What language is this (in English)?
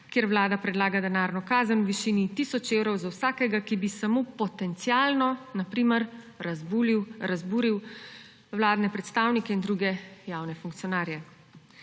Slovenian